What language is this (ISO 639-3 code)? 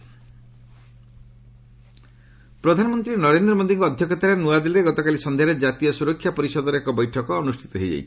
ori